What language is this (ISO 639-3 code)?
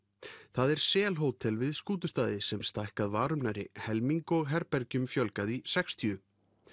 isl